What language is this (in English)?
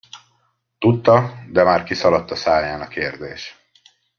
Hungarian